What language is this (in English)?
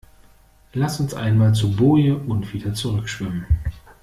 German